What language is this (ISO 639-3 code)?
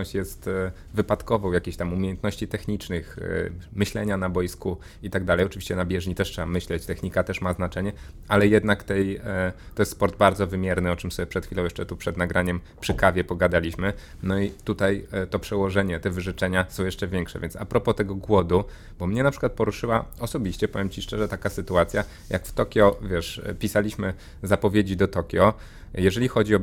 pol